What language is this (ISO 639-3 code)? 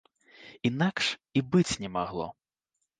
bel